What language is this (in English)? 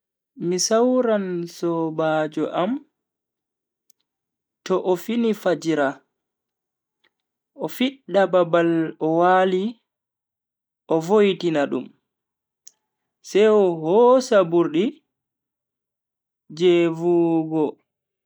Bagirmi Fulfulde